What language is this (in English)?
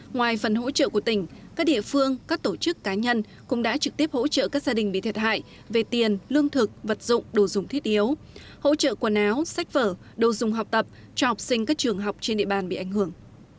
Vietnamese